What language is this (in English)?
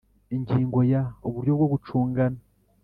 Kinyarwanda